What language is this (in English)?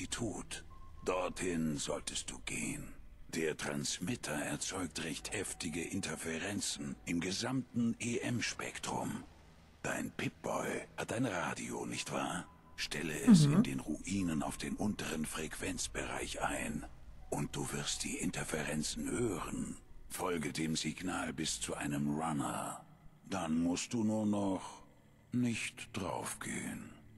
German